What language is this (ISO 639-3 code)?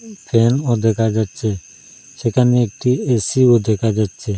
ben